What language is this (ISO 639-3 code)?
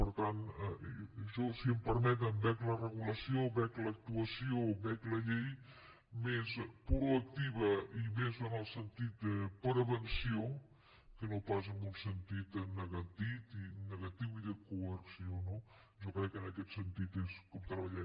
cat